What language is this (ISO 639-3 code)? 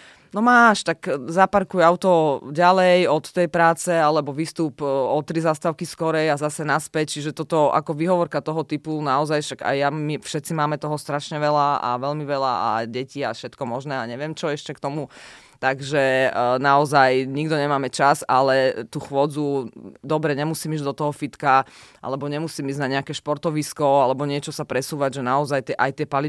slk